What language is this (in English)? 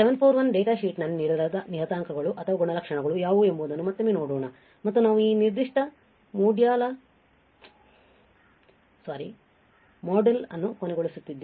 Kannada